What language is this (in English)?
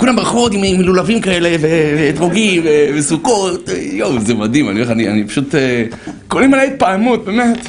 Hebrew